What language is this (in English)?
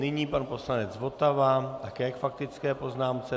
Czech